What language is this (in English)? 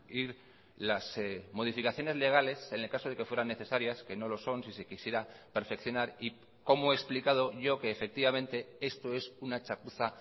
Spanish